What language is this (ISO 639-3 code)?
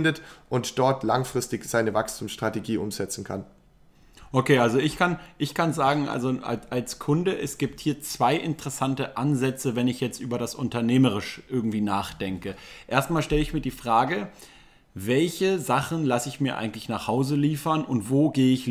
deu